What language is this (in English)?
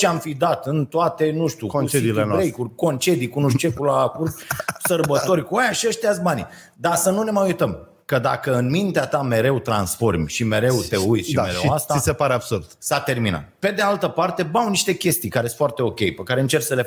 Romanian